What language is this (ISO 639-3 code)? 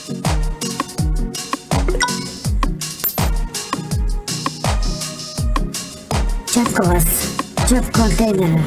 tur